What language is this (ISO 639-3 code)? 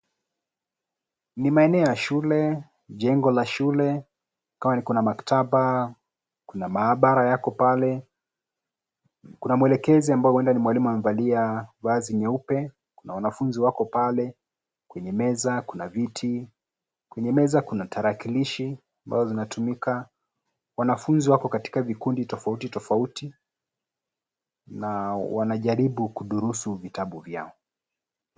swa